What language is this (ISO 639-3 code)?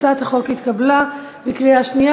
heb